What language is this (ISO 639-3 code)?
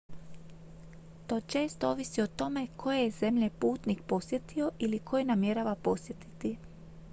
hrv